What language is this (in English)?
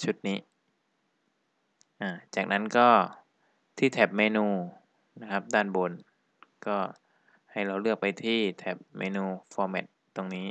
Thai